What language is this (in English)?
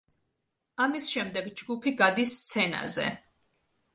Georgian